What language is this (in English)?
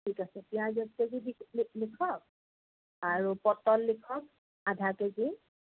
Assamese